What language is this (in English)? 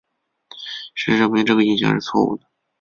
Chinese